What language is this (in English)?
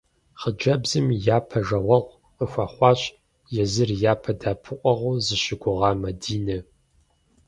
Kabardian